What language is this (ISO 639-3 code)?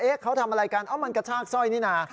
tha